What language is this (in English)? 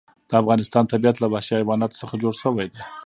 Pashto